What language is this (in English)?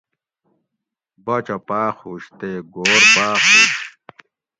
Gawri